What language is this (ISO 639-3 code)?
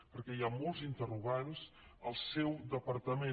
cat